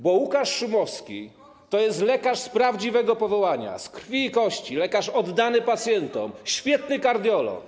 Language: Polish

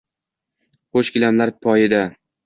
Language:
Uzbek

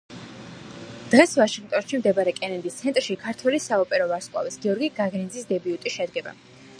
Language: Georgian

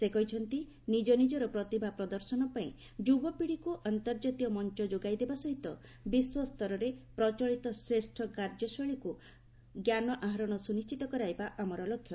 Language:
Odia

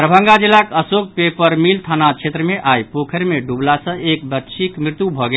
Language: Maithili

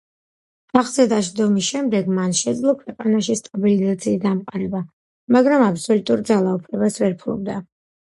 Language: Georgian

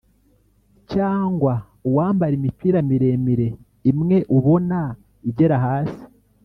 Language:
Kinyarwanda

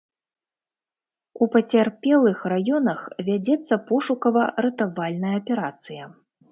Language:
Belarusian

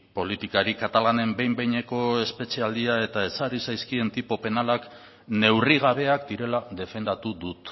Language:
Basque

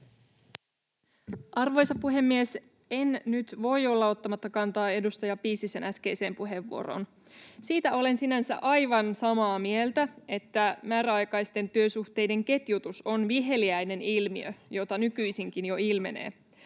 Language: Finnish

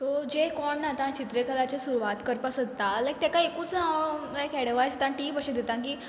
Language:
Konkani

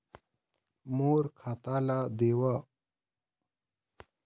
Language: Chhattisgarhi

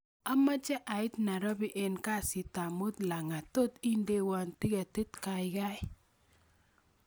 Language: Kalenjin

